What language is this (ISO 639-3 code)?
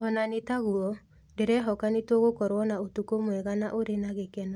kik